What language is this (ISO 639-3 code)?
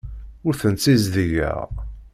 kab